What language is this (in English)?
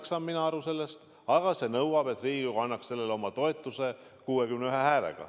Estonian